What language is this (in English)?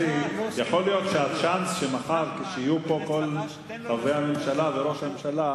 Hebrew